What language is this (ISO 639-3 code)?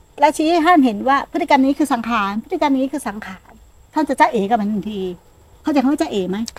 tha